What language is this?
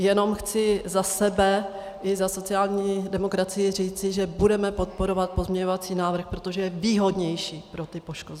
Czech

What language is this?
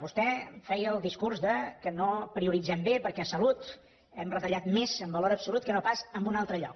Catalan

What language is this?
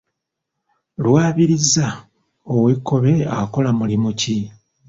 Ganda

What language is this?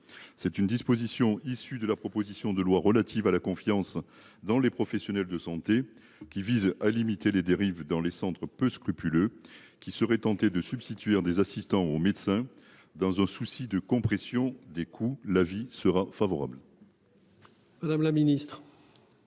French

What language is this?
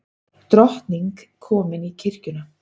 Icelandic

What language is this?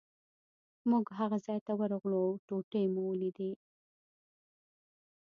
Pashto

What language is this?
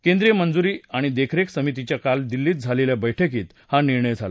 Marathi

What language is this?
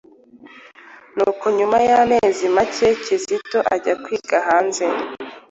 Kinyarwanda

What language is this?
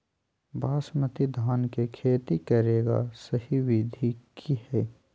Magahi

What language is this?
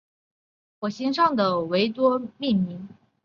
Chinese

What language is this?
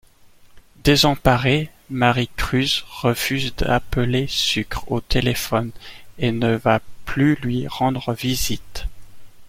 French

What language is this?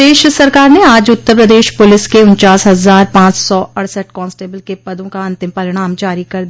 Hindi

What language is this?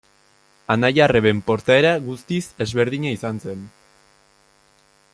Basque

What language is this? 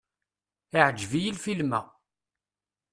Kabyle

